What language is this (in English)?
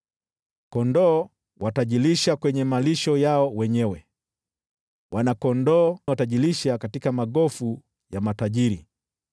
Swahili